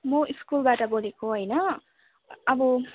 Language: Nepali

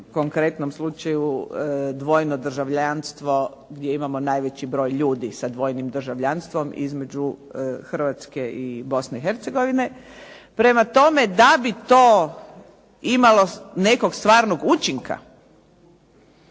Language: Croatian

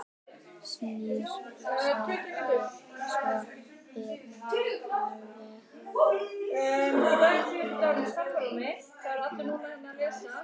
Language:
Icelandic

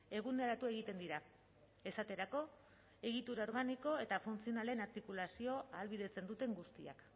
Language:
Basque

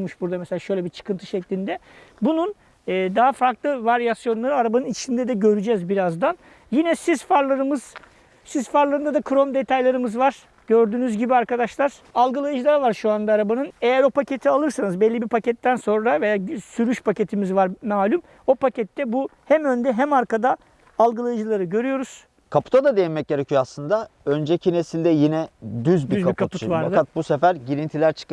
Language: Turkish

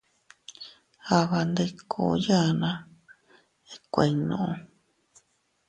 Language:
Teutila Cuicatec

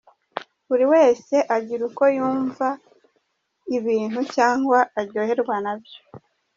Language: Kinyarwanda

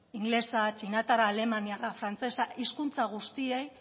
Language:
Basque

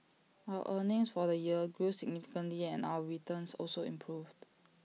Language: English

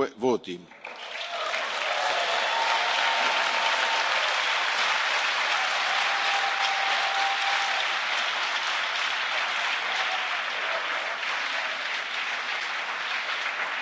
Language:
Italian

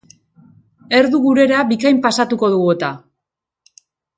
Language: Basque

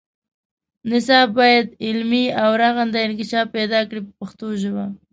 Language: Pashto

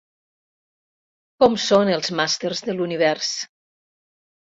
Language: Catalan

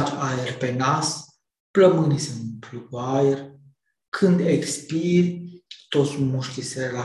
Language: Romanian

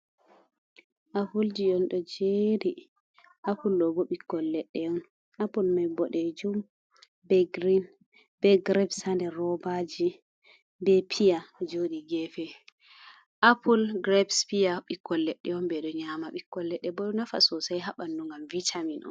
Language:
Fula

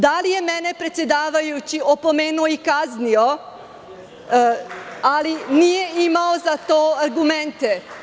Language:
Serbian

